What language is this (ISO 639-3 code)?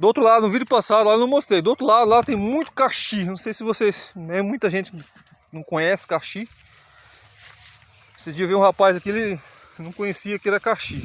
por